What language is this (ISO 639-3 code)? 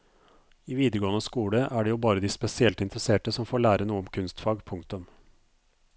nor